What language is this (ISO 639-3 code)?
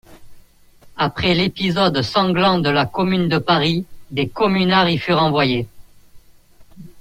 fra